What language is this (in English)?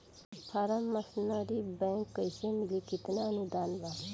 Bhojpuri